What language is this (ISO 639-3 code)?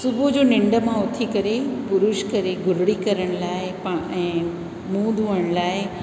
snd